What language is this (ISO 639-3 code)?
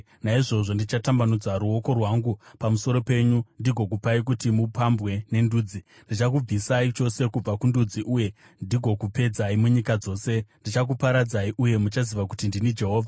sna